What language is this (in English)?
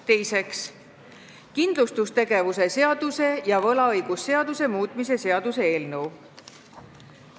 Estonian